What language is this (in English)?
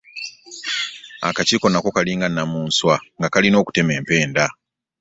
Ganda